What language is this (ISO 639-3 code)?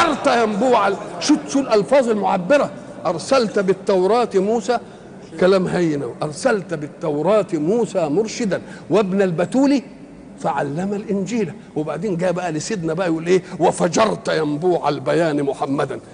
ara